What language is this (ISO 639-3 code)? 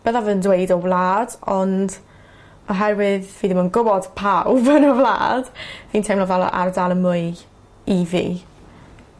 cym